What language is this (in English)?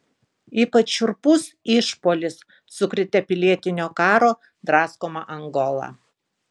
Lithuanian